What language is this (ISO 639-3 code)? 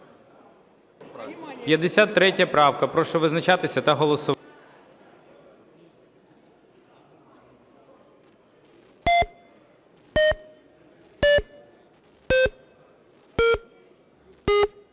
ukr